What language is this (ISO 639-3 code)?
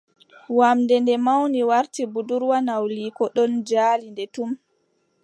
fub